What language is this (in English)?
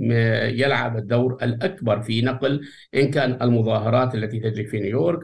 Arabic